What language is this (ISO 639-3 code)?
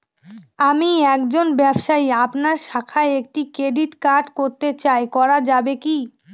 ben